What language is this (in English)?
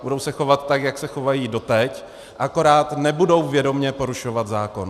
Czech